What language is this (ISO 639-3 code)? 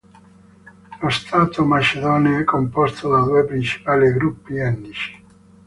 ita